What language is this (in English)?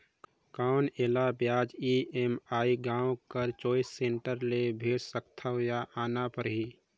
Chhattisgarhi